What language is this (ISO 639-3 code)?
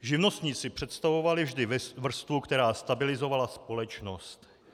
ces